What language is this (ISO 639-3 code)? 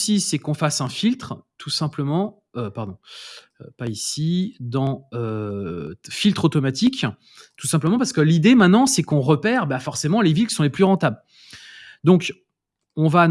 fra